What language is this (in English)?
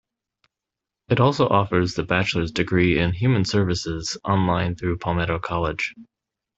English